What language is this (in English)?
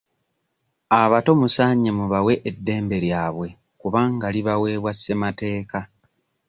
Ganda